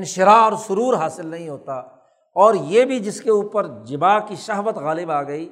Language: Urdu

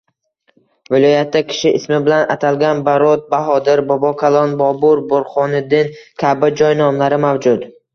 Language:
Uzbek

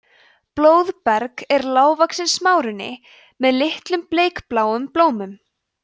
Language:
Icelandic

